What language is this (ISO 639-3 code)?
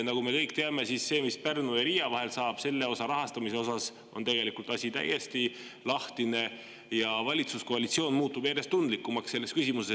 est